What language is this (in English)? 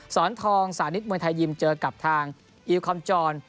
Thai